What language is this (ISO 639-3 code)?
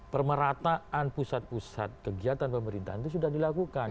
ind